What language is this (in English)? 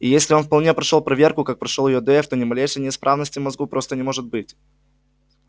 Russian